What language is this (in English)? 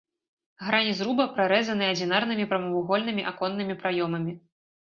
Belarusian